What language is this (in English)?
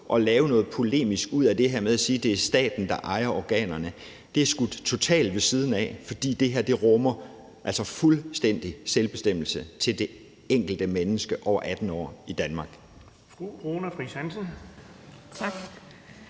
Danish